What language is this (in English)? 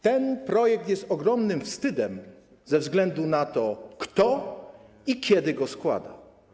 Polish